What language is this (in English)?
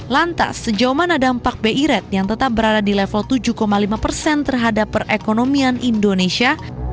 Indonesian